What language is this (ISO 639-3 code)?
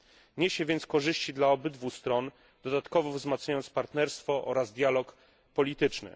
pol